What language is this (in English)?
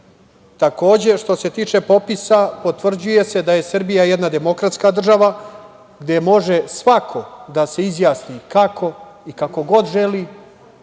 Serbian